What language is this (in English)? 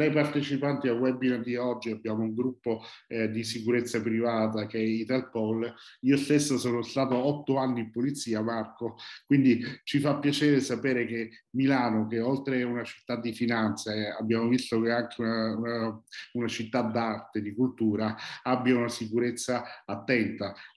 Italian